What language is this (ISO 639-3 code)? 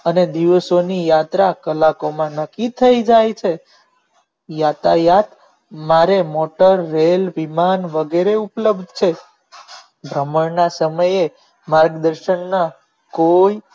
guj